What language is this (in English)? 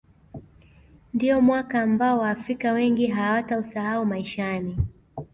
Swahili